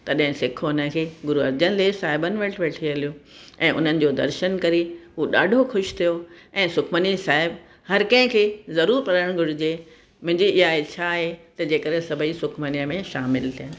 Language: Sindhi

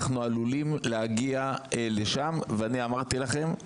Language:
Hebrew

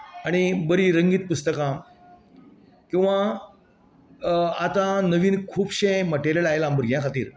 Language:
Konkani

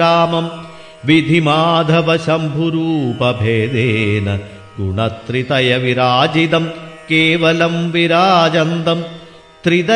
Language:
Malayalam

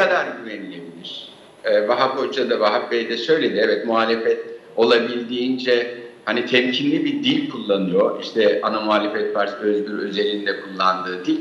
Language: Turkish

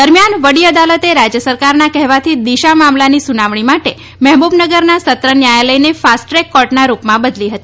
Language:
Gujarati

